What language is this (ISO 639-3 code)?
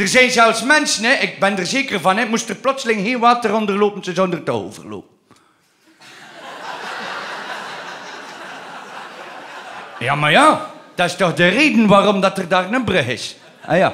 nld